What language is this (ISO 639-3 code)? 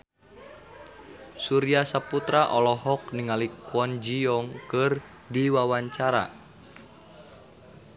sun